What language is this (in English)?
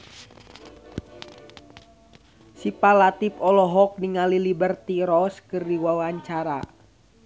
Sundanese